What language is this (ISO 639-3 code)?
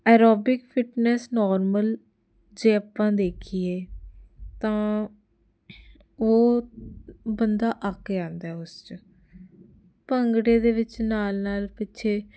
pan